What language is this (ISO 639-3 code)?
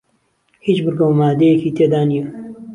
ckb